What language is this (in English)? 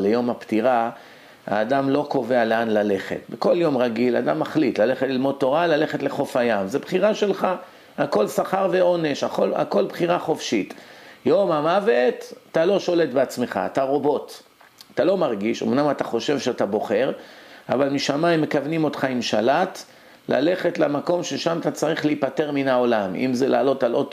Hebrew